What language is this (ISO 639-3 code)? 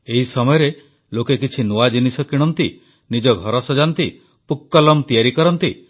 ori